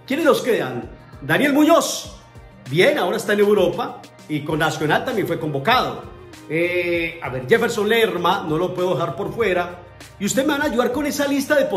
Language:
Spanish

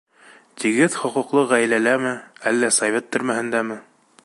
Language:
Bashkir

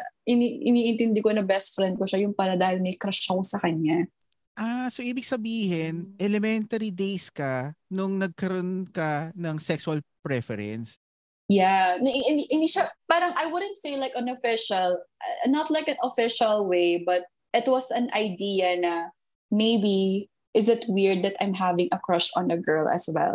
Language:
Filipino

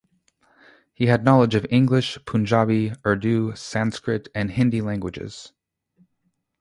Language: English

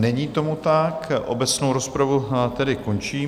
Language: Czech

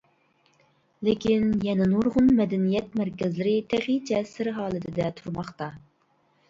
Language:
Uyghur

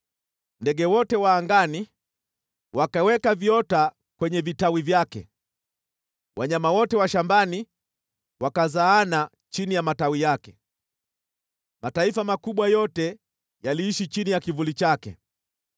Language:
Swahili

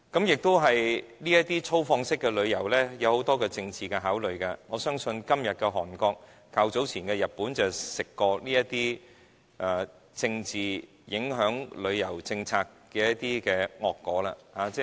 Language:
Cantonese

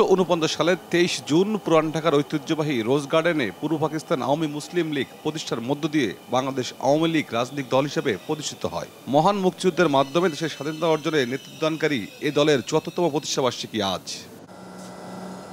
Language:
Romanian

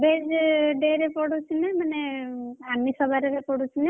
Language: Odia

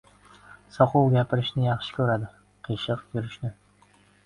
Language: Uzbek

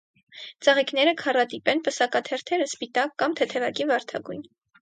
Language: Armenian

